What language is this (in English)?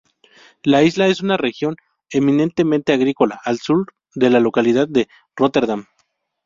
Spanish